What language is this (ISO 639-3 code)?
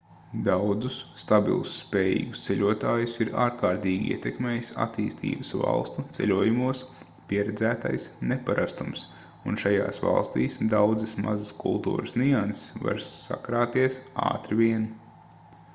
lav